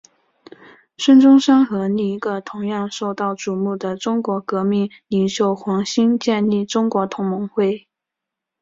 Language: Chinese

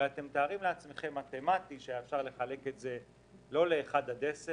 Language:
Hebrew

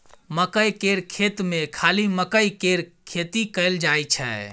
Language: Maithili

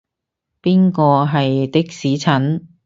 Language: Cantonese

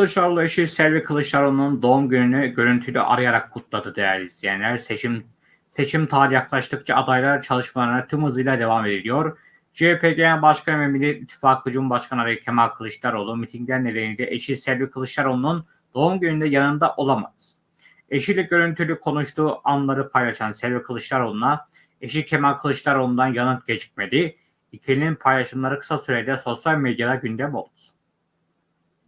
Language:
Turkish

